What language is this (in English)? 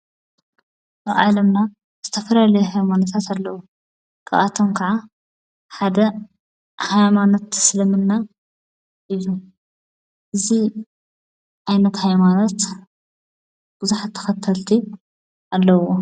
Tigrinya